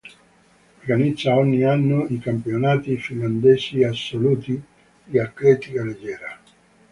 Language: Italian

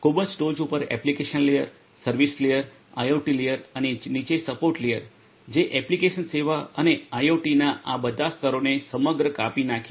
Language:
Gujarati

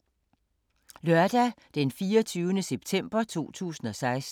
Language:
Danish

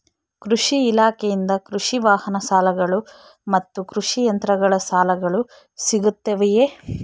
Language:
Kannada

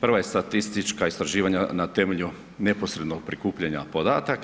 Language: Croatian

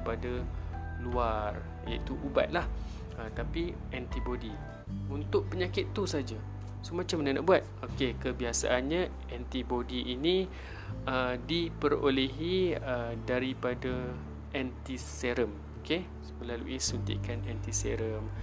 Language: Malay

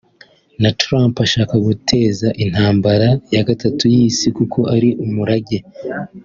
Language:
Kinyarwanda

